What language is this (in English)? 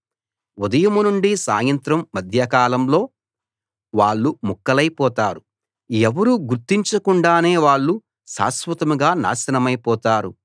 Telugu